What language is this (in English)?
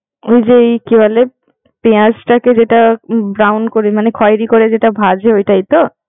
Bangla